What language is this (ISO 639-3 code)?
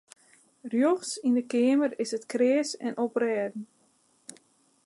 fry